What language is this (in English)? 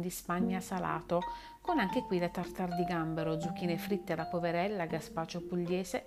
Italian